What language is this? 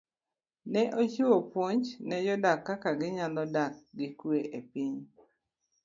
Luo (Kenya and Tanzania)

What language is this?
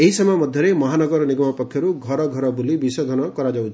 Odia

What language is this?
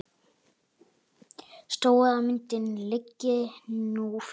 Icelandic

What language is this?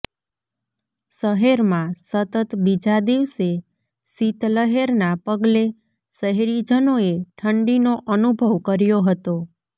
Gujarati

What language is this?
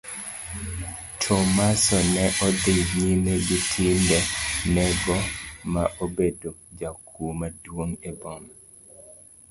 Luo (Kenya and Tanzania)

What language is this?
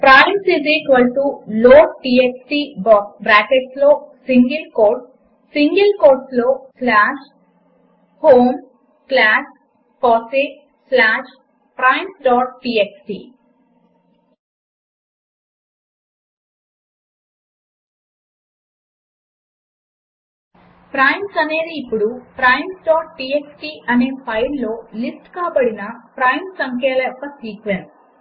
Telugu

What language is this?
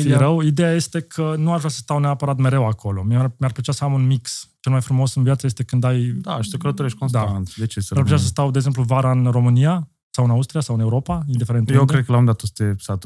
Romanian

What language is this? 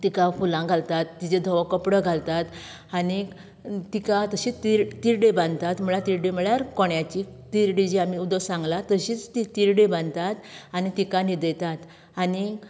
Konkani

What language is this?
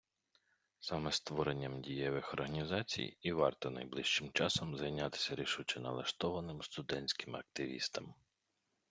Ukrainian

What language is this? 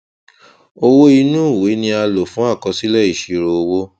Yoruba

